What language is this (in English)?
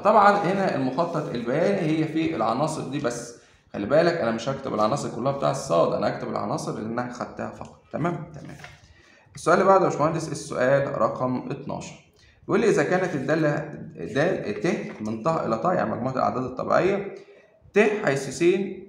Arabic